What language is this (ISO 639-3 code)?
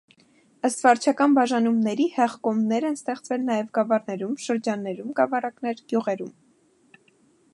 hye